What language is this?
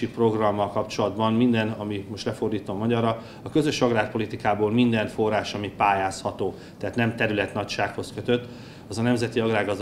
Hungarian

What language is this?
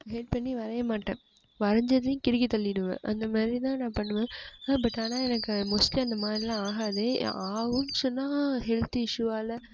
Tamil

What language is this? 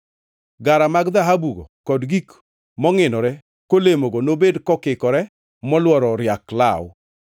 Luo (Kenya and Tanzania)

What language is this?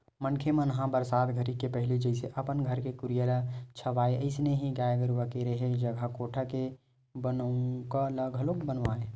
Chhattisgarhi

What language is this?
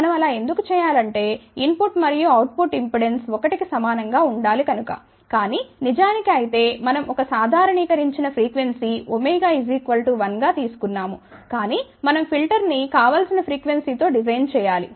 Telugu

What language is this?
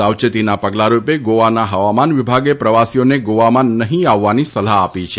Gujarati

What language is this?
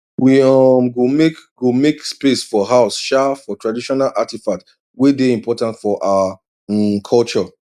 Nigerian Pidgin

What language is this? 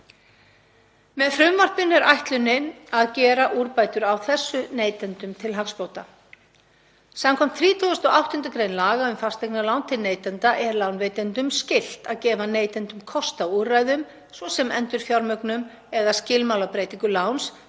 Icelandic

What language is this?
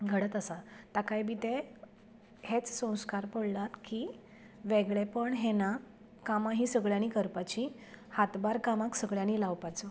Konkani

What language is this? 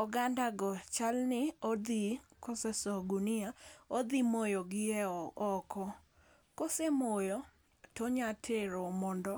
Luo (Kenya and Tanzania)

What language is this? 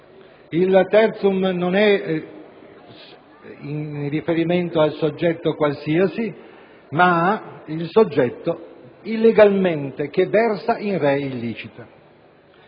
Italian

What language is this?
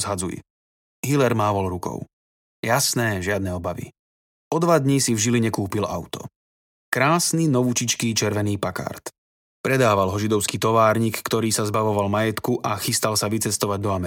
Slovak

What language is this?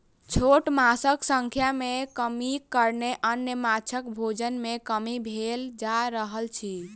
Maithili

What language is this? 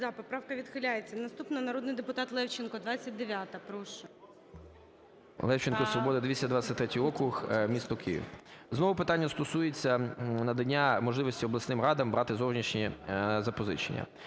Ukrainian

